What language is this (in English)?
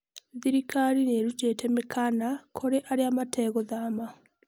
Kikuyu